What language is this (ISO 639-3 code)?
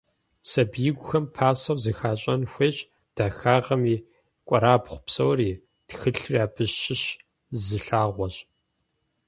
kbd